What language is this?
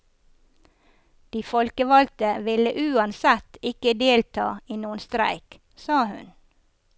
Norwegian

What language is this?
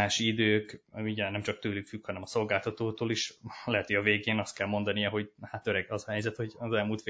Hungarian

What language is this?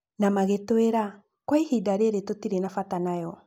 Kikuyu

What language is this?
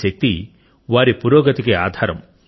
Telugu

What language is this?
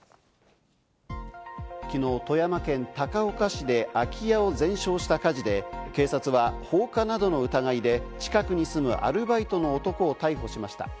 Japanese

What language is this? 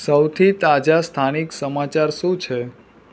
Gujarati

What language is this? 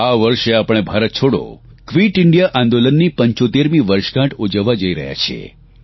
Gujarati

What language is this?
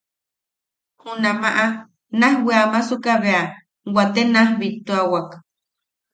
Yaqui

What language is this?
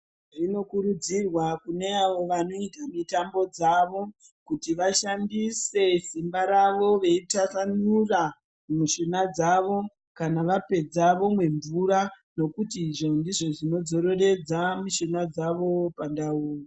Ndau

